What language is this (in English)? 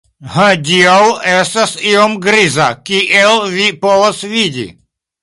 Esperanto